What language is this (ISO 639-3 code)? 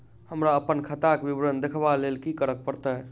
mai